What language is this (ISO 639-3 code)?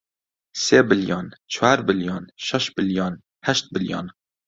ckb